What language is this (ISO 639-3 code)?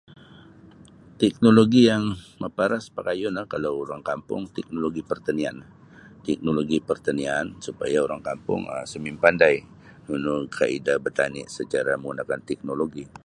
bsy